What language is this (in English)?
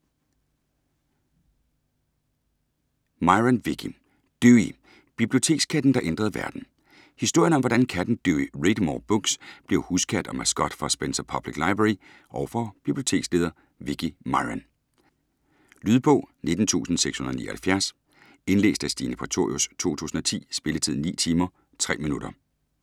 Danish